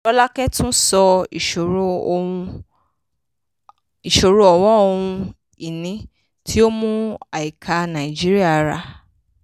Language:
Yoruba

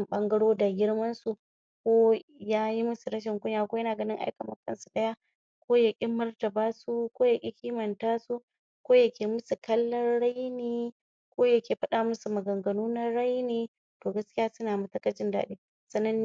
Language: Hausa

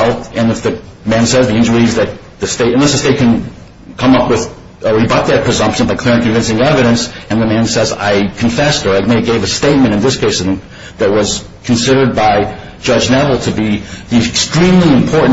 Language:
English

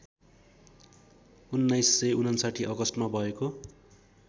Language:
Nepali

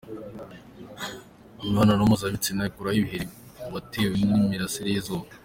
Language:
Kinyarwanda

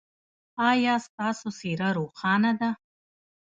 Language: Pashto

